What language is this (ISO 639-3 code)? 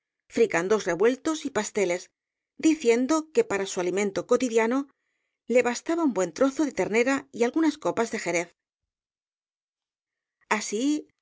spa